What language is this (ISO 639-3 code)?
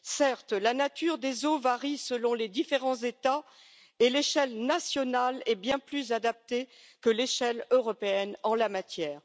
fra